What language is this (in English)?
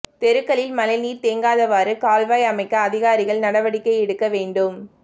Tamil